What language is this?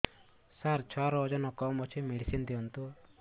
Odia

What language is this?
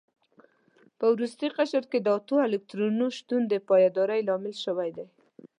Pashto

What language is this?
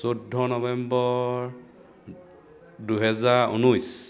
Assamese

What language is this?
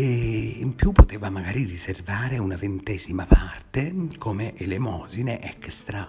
Italian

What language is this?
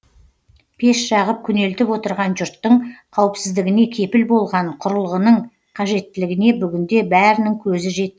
Kazakh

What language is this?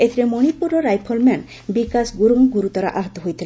Odia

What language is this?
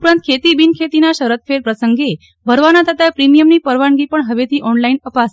Gujarati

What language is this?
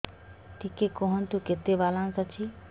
Odia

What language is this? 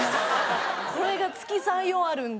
Japanese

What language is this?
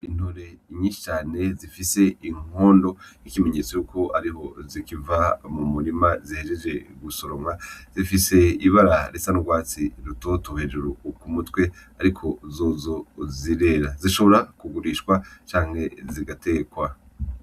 Rundi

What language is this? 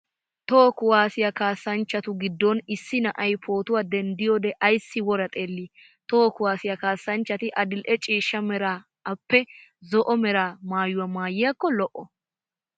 Wolaytta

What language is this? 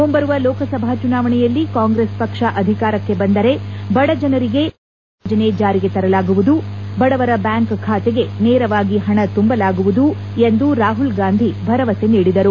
Kannada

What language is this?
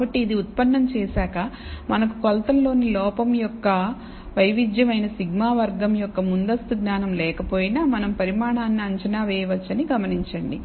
Telugu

